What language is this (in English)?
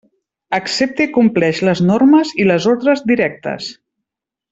Catalan